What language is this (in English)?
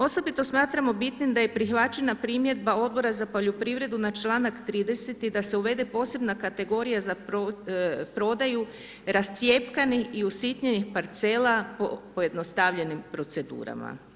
Croatian